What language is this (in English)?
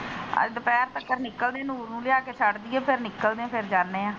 Punjabi